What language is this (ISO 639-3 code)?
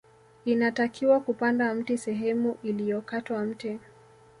swa